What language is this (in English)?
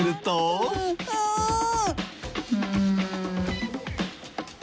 Japanese